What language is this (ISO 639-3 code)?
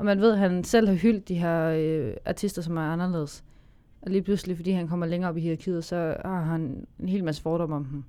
dan